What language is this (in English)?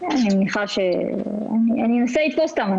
Hebrew